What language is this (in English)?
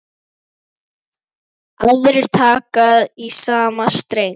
Icelandic